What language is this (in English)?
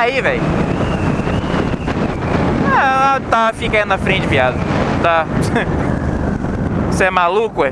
Portuguese